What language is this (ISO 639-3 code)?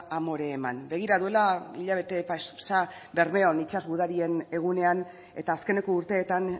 eus